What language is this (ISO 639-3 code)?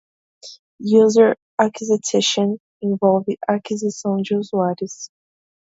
por